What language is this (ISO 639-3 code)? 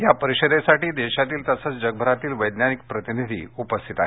mar